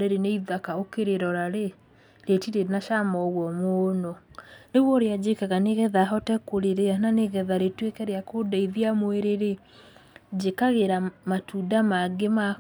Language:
Kikuyu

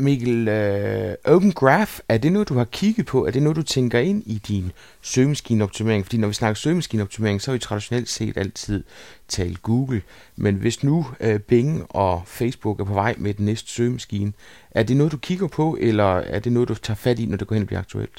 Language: Danish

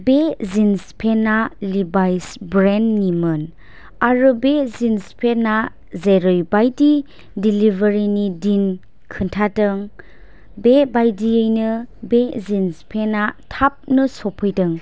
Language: Bodo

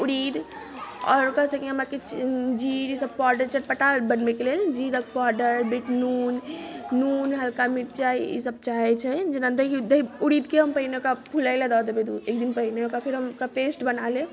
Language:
Maithili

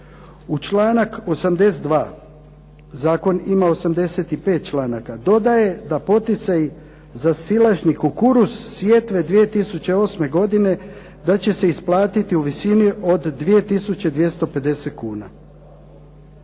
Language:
Croatian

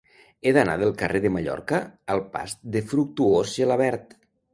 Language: Catalan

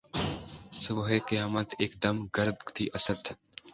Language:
Urdu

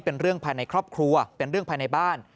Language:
Thai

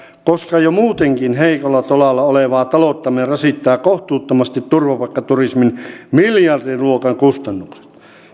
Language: Finnish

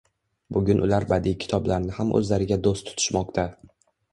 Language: Uzbek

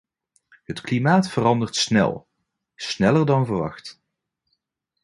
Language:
Dutch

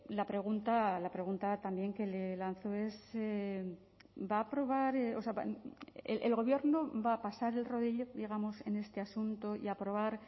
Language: Spanish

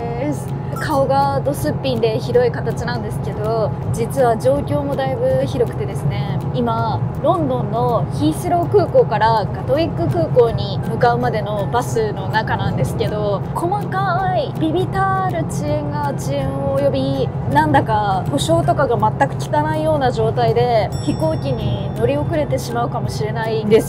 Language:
Japanese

